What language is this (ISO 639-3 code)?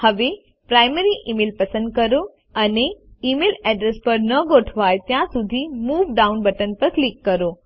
guj